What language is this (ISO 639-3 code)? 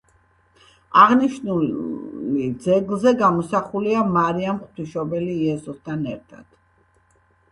kat